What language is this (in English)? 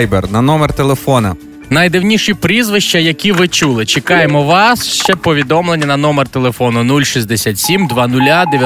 Ukrainian